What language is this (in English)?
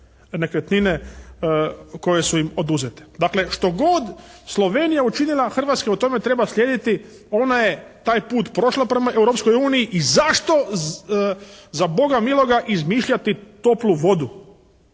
Croatian